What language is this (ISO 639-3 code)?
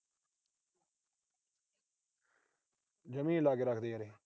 pan